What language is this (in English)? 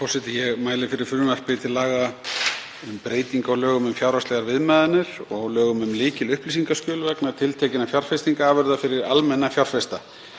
Icelandic